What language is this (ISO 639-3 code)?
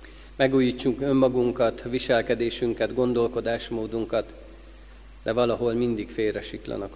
hun